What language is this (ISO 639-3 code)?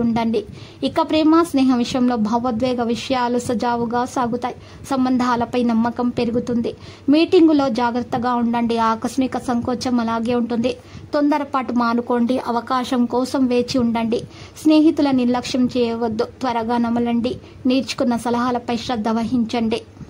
tel